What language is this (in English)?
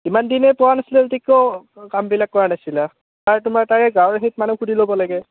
Assamese